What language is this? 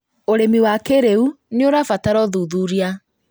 Kikuyu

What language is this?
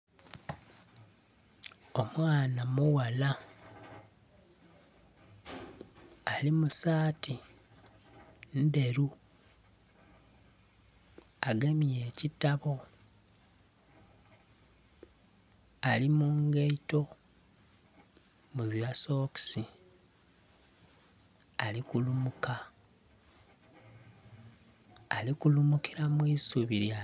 Soga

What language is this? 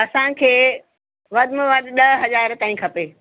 Sindhi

